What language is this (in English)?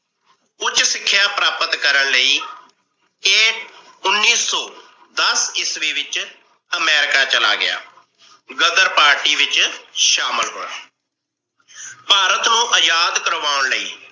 Punjabi